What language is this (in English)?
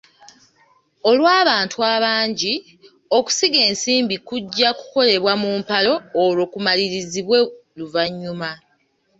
Ganda